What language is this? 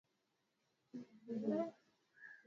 Swahili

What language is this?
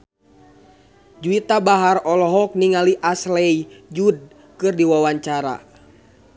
Sundanese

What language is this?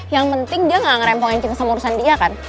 Indonesian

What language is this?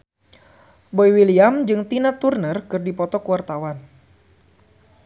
Sundanese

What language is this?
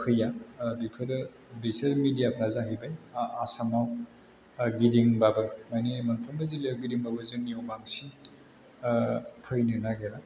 Bodo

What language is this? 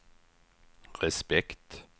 Swedish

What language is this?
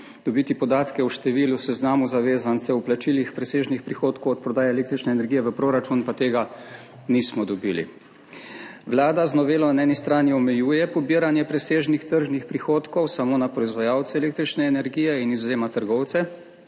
Slovenian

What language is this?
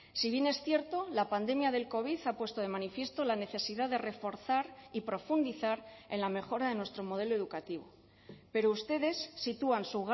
Spanish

